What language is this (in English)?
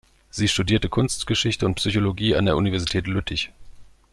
German